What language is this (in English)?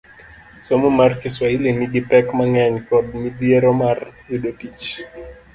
Luo (Kenya and Tanzania)